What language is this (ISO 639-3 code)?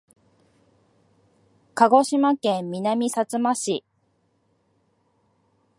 jpn